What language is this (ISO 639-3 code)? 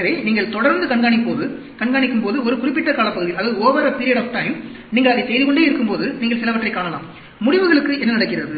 tam